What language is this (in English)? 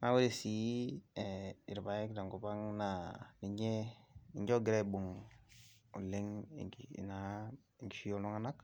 Masai